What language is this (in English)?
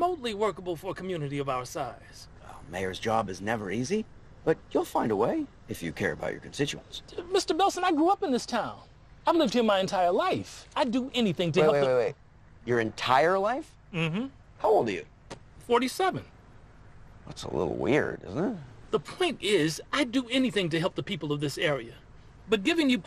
English